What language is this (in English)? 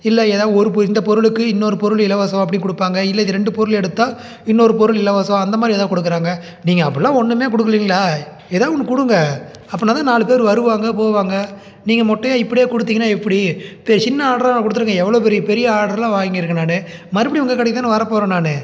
Tamil